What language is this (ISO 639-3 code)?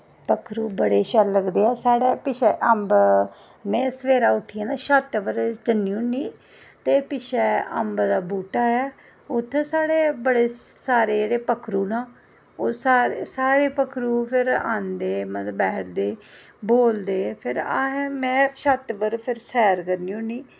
doi